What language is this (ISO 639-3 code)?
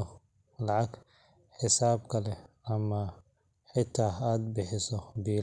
som